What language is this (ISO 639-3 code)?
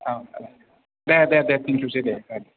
brx